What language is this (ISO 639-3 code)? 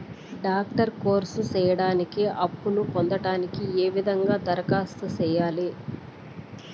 tel